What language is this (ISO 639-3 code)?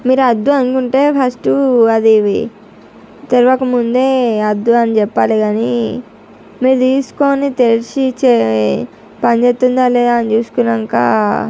tel